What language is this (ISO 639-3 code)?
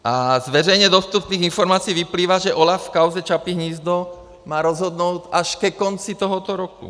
ces